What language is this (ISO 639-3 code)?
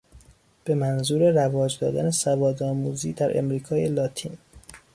fas